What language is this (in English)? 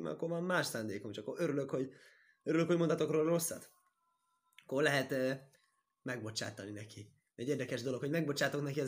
Hungarian